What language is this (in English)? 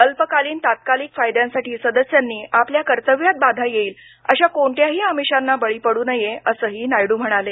Marathi